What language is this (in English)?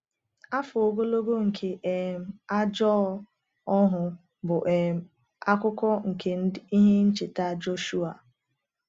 Igbo